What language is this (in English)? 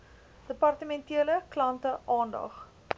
Afrikaans